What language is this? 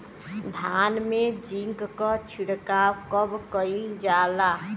Bhojpuri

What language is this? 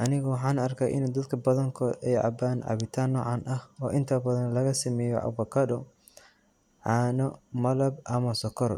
Somali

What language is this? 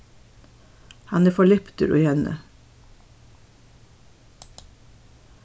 Faroese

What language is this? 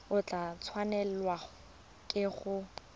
Tswana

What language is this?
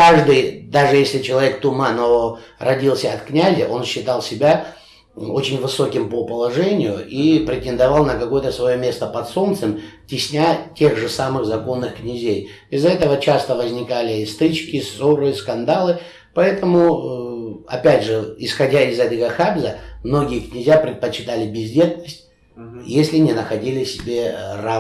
Russian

